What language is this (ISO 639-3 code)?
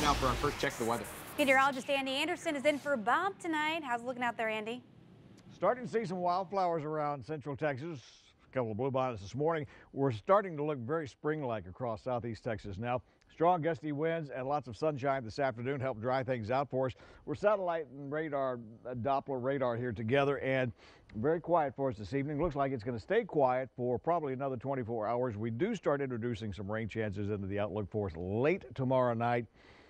eng